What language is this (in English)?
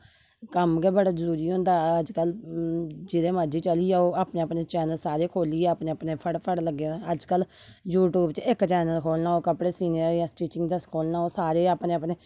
Dogri